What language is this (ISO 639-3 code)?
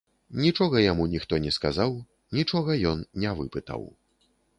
bel